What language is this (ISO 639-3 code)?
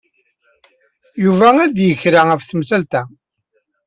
kab